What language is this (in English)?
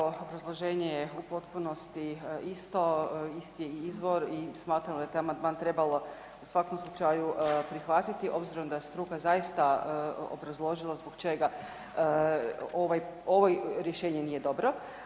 Croatian